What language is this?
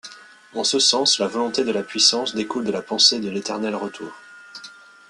French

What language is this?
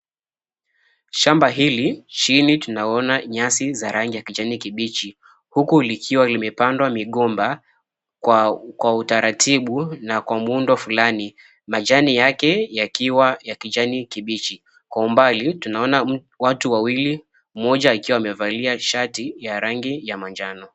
Swahili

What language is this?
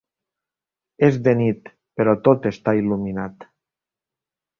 Catalan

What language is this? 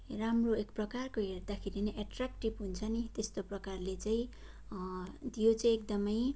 Nepali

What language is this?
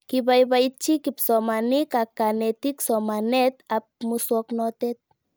Kalenjin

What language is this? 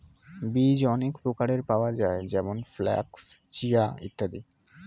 Bangla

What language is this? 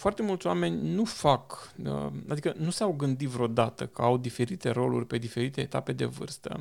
Romanian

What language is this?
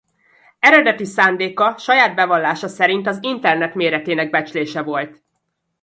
Hungarian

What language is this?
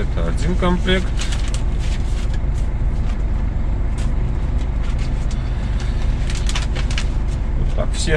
Russian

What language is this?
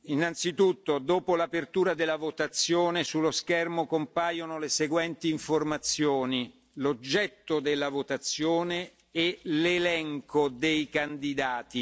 Italian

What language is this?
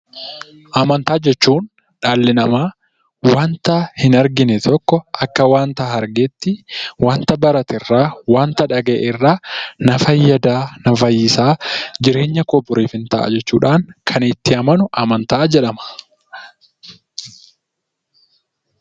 Oromo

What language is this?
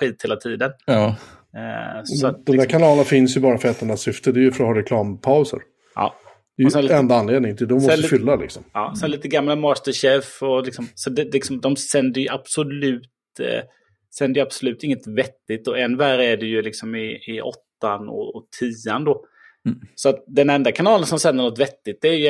Swedish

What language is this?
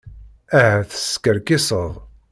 Kabyle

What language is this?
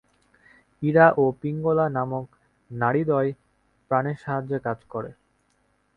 Bangla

